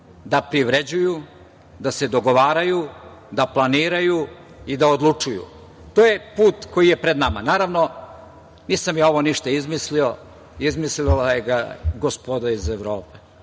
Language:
Serbian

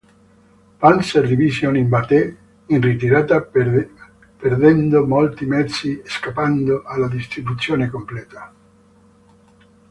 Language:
Italian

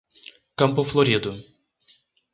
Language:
Portuguese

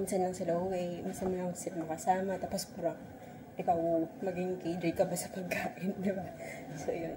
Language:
Filipino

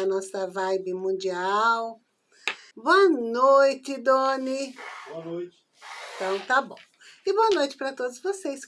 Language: Portuguese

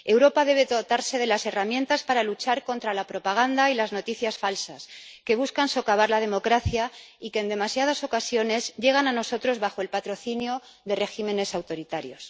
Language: Spanish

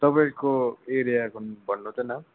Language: Nepali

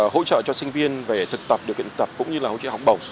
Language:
Vietnamese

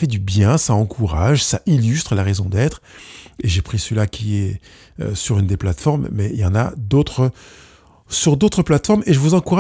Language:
French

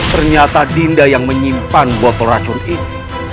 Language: Indonesian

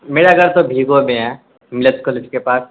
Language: Urdu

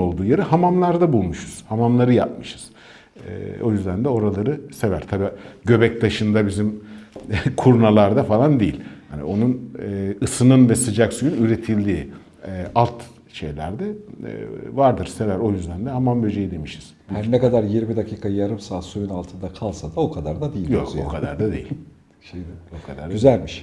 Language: Turkish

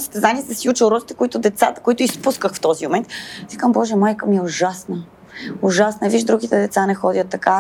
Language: Bulgarian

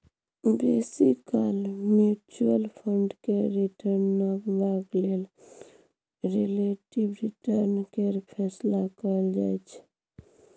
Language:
Maithili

